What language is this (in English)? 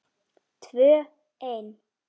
Icelandic